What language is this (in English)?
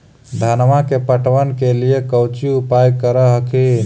Magahi